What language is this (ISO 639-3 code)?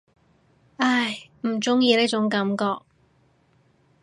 yue